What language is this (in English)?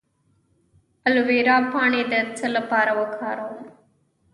Pashto